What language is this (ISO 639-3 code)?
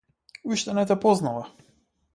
mkd